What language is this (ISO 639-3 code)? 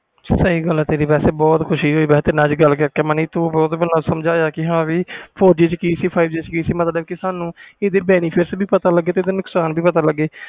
pan